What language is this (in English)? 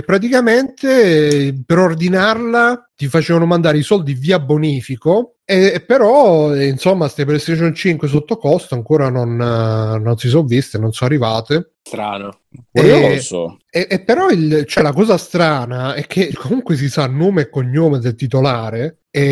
Italian